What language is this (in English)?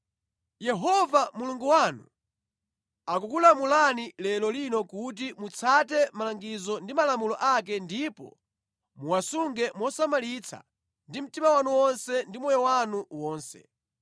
Nyanja